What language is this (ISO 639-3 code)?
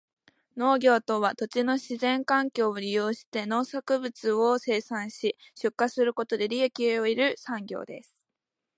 jpn